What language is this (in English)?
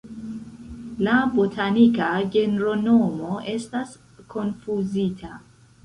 Esperanto